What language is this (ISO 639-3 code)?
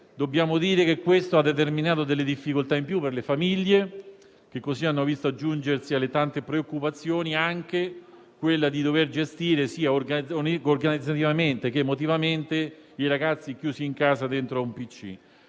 ita